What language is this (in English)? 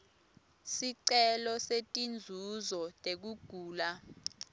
Swati